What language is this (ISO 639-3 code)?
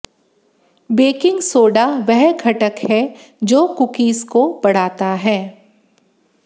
hin